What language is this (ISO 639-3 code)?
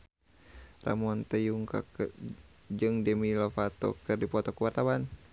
sun